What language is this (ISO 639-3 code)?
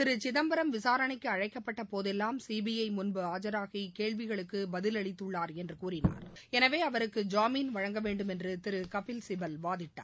tam